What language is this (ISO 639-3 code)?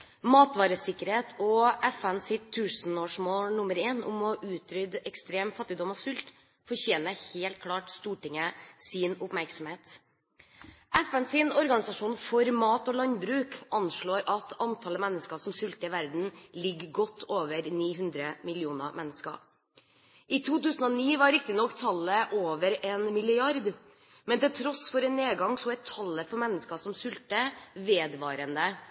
nob